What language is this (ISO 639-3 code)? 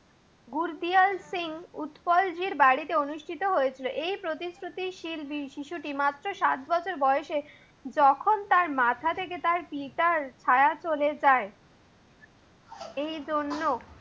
ben